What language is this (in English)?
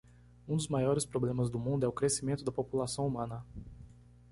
Portuguese